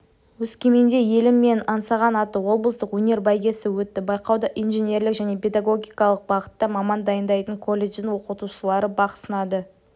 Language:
Kazakh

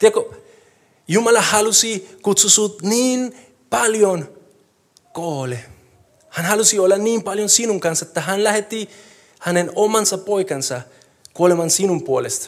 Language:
Finnish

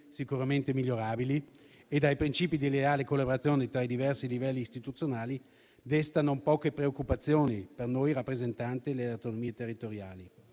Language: Italian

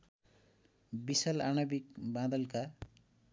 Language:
Nepali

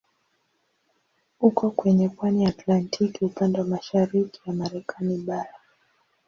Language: Swahili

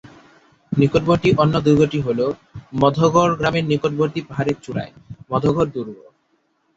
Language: Bangla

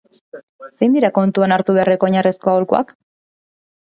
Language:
Basque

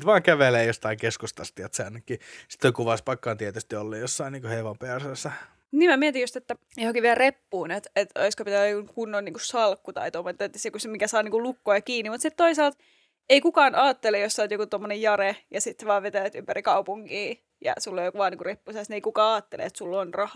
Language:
Finnish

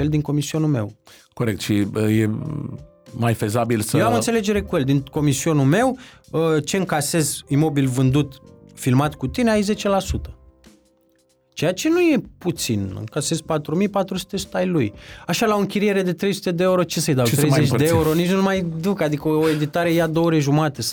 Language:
Romanian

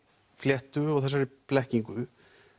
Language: Icelandic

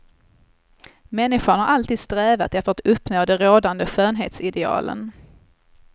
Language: Swedish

